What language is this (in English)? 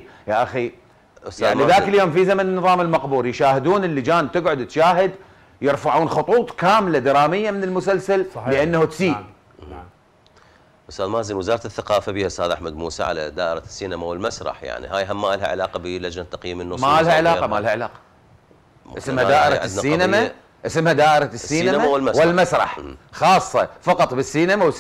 Arabic